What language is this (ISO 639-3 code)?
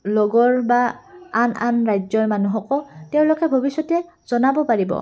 asm